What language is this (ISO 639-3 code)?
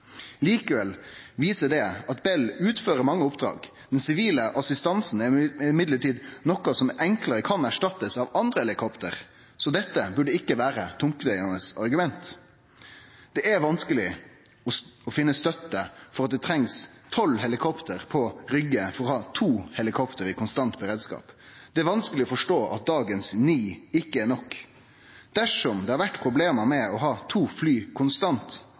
nno